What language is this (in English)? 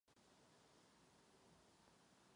Czech